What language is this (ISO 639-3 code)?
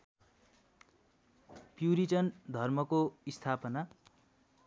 nep